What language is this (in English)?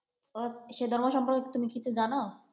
Bangla